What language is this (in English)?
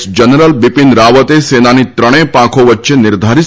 Gujarati